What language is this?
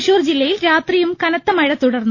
Malayalam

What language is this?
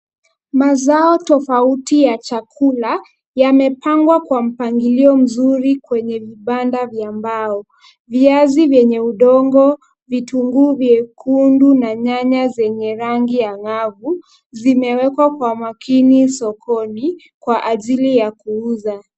Swahili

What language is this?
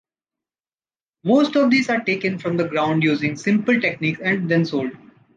English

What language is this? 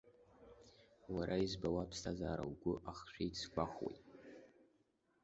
Abkhazian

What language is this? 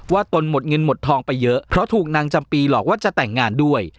Thai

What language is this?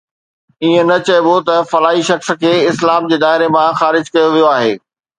Sindhi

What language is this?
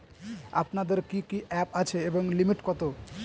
Bangla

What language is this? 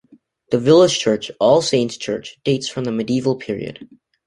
English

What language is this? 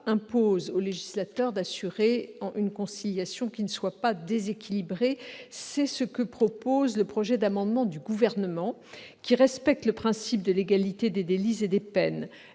French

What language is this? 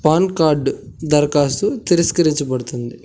Telugu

